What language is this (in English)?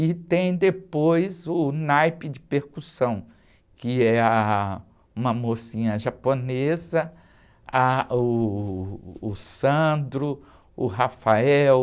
Portuguese